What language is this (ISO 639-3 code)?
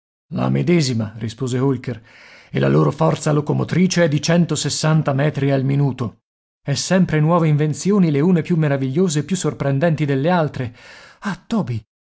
ita